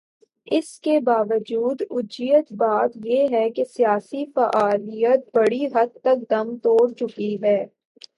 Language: Urdu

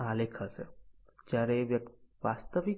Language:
Gujarati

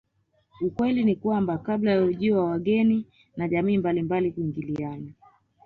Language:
Swahili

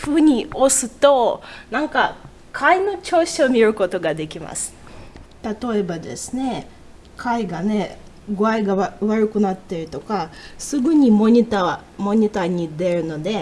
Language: Japanese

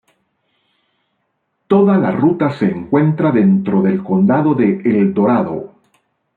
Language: Spanish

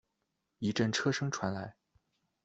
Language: Chinese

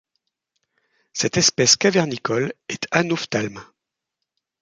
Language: French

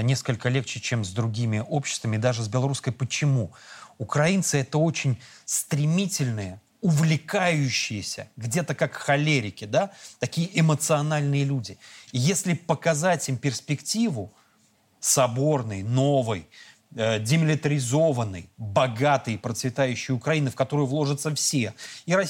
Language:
Russian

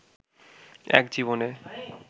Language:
Bangla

